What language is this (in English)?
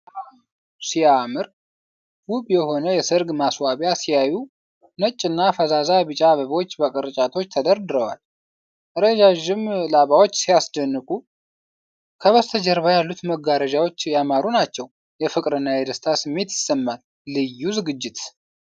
Amharic